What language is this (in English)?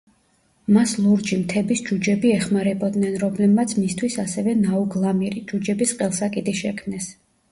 Georgian